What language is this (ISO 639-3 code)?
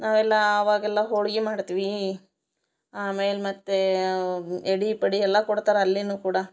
kan